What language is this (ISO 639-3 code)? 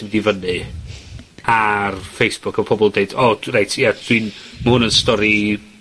cym